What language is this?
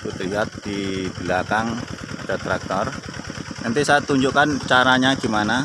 Indonesian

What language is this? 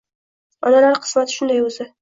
Uzbek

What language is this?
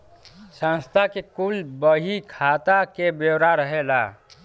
Bhojpuri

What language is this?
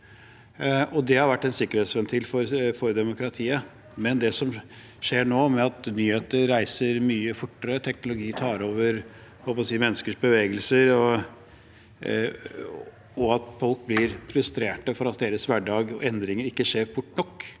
Norwegian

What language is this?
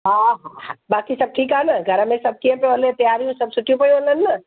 Sindhi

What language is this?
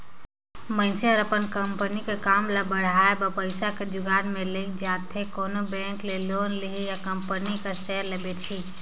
Chhattisgarhi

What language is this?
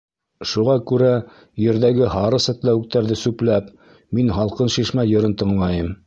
Bashkir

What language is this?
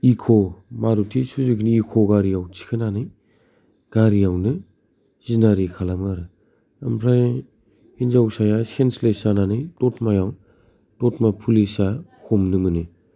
Bodo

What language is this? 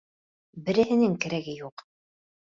Bashkir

